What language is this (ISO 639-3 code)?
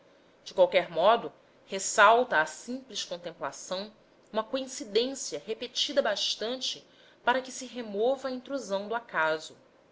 por